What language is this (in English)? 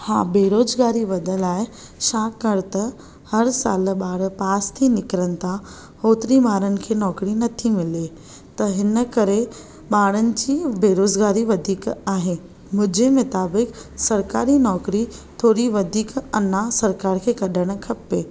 Sindhi